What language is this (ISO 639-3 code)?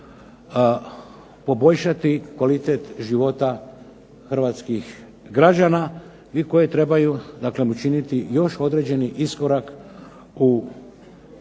hrv